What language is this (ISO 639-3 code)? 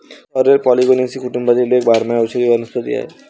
mar